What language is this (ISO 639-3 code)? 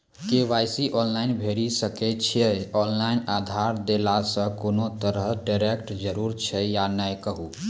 mai